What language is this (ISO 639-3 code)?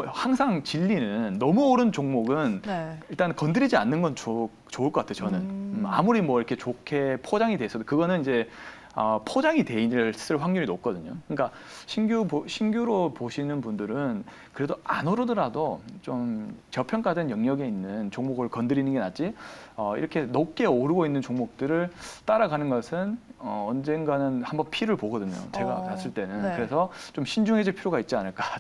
kor